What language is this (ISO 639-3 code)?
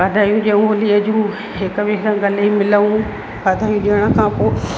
snd